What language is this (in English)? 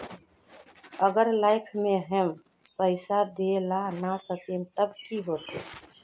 Magahi